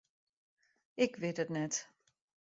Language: Western Frisian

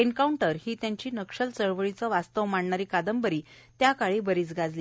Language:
Marathi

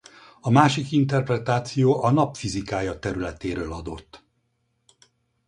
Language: Hungarian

